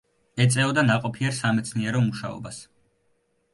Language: Georgian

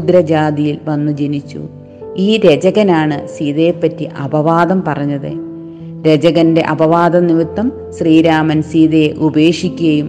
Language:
Malayalam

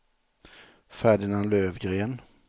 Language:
Swedish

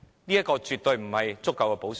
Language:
Cantonese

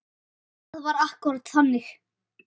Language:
Icelandic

